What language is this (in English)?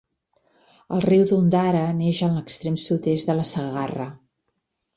Catalan